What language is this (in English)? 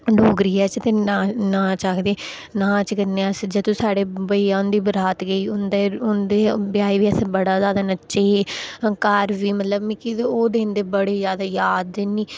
Dogri